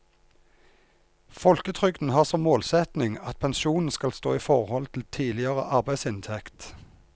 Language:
Norwegian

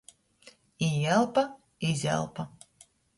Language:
Latgalian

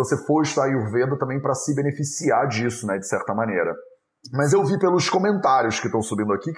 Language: Portuguese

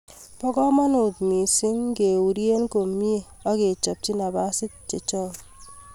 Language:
Kalenjin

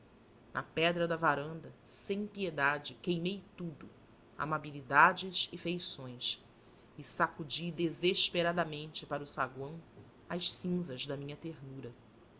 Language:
Portuguese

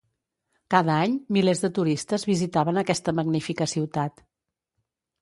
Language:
Catalan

